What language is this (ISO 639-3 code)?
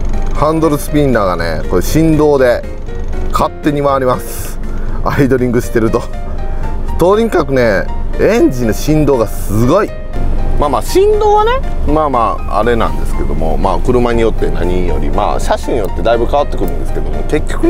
jpn